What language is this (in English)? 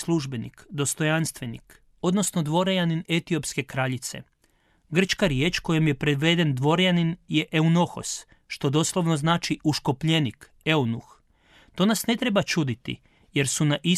Croatian